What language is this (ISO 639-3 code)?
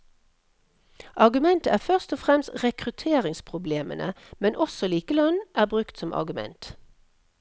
nor